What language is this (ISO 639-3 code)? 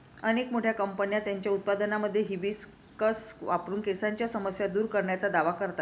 mar